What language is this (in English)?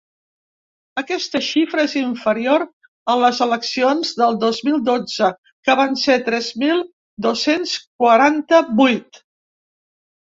Catalan